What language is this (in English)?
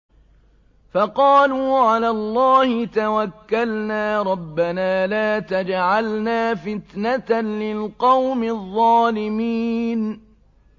Arabic